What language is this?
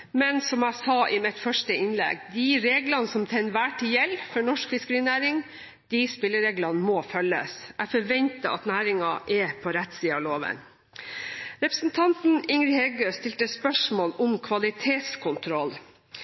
Norwegian Bokmål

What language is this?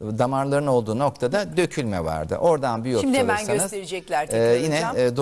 Turkish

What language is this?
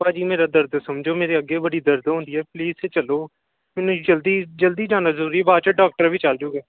Punjabi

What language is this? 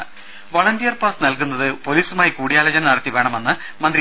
Malayalam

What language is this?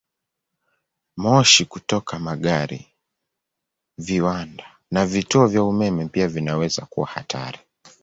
Swahili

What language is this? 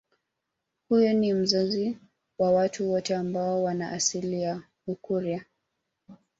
Swahili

